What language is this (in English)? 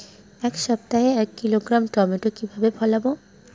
Bangla